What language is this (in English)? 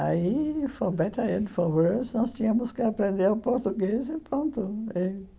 Portuguese